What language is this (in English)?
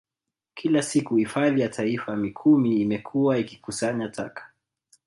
Swahili